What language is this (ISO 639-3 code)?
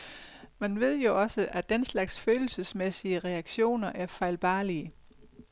dan